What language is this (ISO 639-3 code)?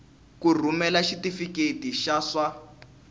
tso